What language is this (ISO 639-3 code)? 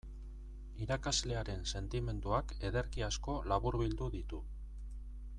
eus